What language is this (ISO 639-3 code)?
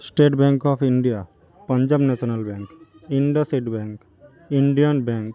ben